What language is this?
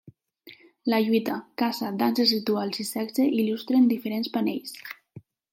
Catalan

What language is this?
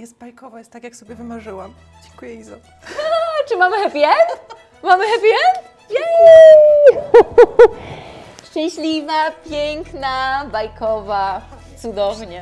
Polish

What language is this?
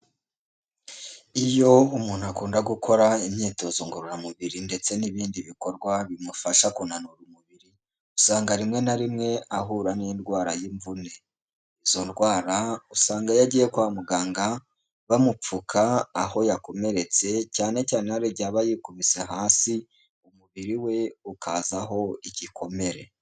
Kinyarwanda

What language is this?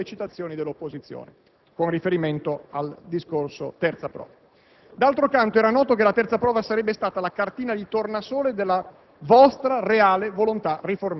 Italian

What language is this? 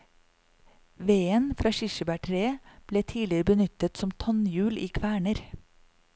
Norwegian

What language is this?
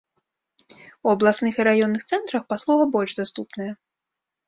Belarusian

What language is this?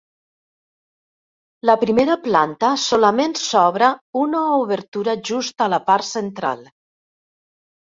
Catalan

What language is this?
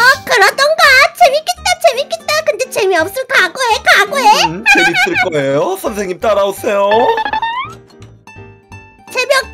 Korean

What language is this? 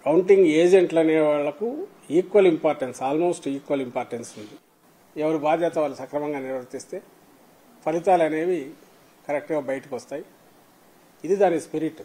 Telugu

